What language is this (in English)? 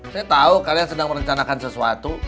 Indonesian